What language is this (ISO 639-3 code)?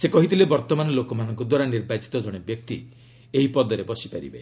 ori